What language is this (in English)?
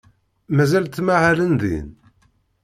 Kabyle